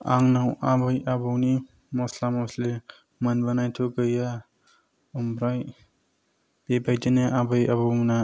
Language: Bodo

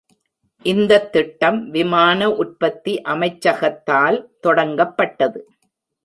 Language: Tamil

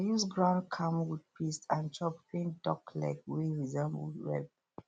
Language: Nigerian Pidgin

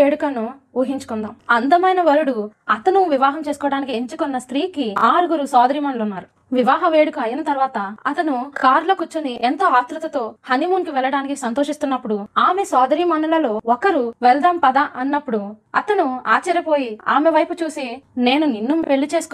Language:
Telugu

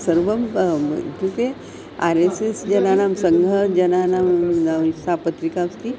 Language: Sanskrit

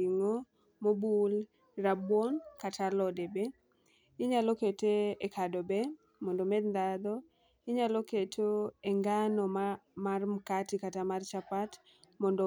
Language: Luo (Kenya and Tanzania)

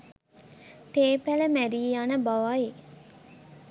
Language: Sinhala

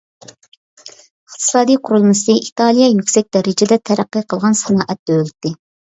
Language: Uyghur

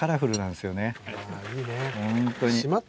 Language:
Japanese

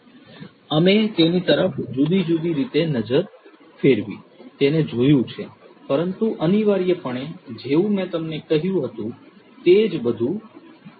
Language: Gujarati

